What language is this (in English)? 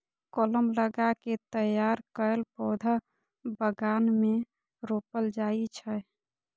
Maithili